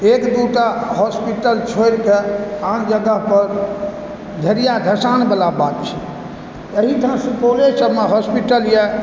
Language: Maithili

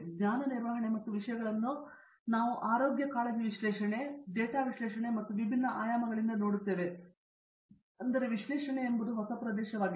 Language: Kannada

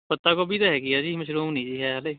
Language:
Punjabi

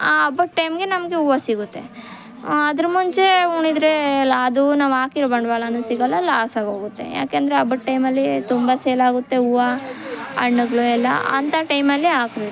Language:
Kannada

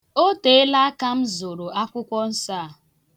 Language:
Igbo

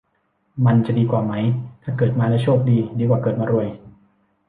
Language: Thai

